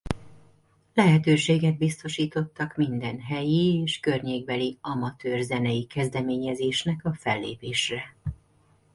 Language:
Hungarian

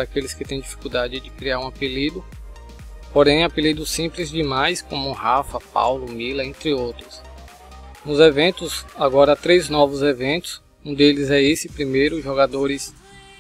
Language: Portuguese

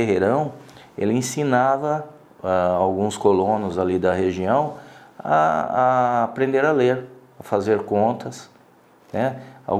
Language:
Portuguese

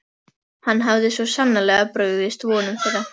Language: Icelandic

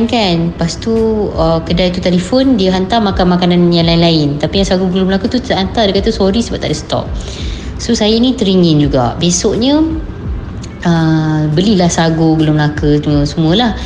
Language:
Malay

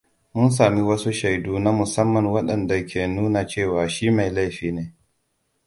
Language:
Hausa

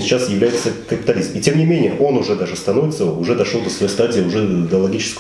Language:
Russian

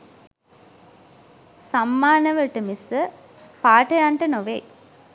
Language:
Sinhala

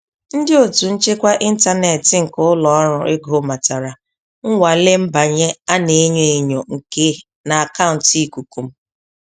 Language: Igbo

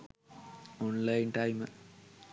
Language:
Sinhala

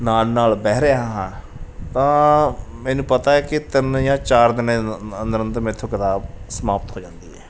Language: Punjabi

